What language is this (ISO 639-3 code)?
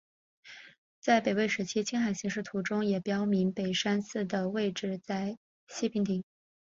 zho